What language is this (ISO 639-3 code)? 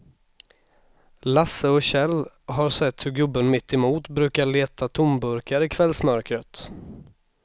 swe